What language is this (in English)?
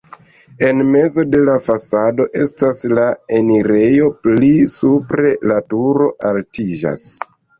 Esperanto